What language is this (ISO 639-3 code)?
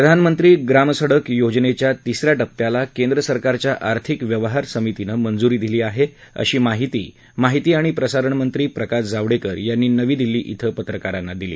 mar